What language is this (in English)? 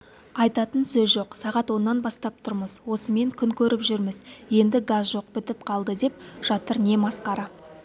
Kazakh